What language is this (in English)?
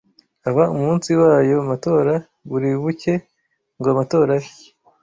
Kinyarwanda